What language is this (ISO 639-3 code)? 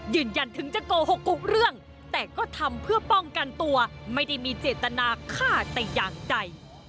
tha